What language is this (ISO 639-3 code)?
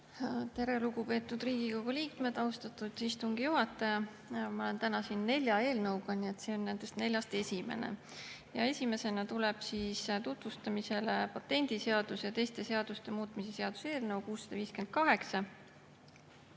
est